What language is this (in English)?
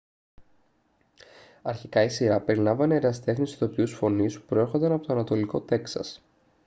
Greek